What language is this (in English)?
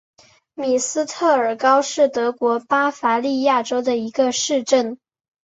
Chinese